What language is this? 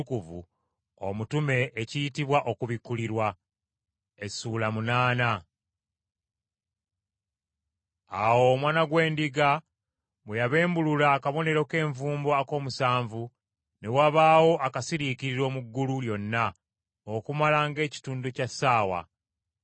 Ganda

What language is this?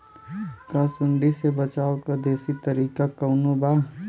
Bhojpuri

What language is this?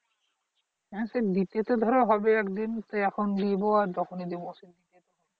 Bangla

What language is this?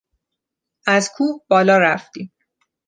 Persian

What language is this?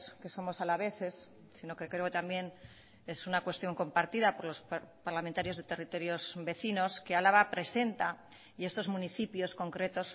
Spanish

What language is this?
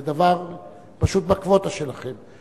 Hebrew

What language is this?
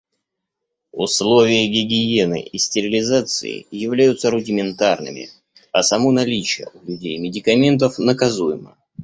Russian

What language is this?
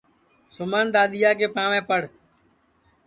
Sansi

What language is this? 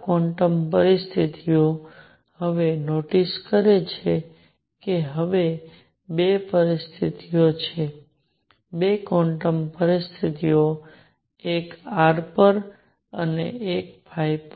Gujarati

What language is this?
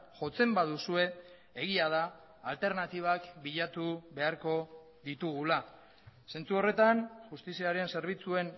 Basque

